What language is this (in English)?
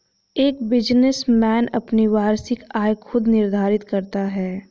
Hindi